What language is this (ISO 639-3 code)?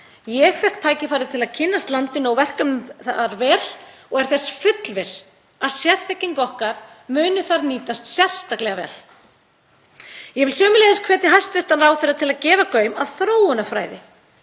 isl